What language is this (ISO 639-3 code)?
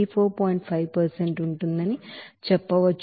tel